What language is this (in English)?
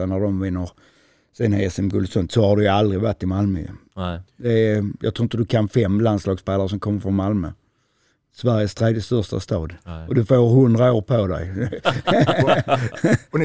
Swedish